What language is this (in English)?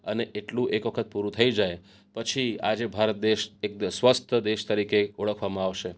Gujarati